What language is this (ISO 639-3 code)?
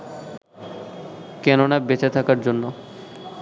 ben